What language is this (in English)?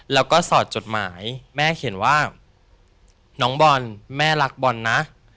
Thai